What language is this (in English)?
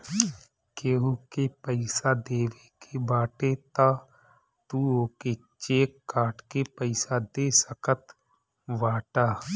Bhojpuri